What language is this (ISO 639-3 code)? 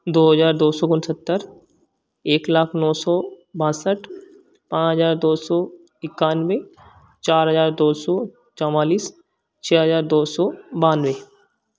hin